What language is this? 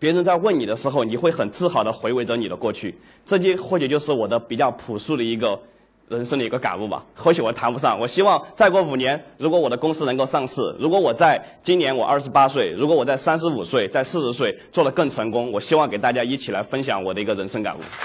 Chinese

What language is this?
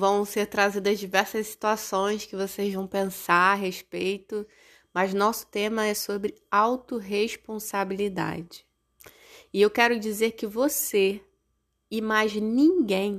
Portuguese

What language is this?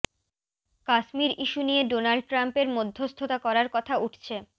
Bangla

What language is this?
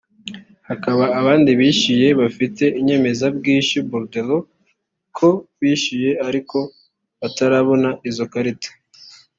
Kinyarwanda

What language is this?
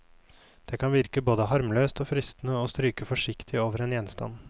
Norwegian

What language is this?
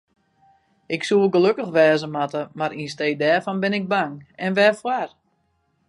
Western Frisian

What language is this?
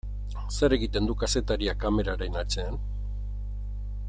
Basque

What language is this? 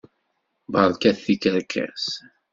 Kabyle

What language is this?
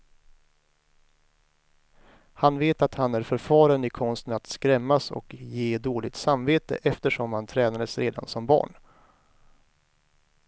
Swedish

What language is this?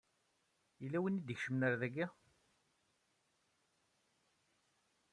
Kabyle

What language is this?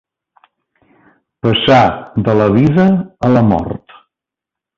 Catalan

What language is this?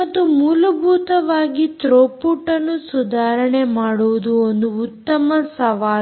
Kannada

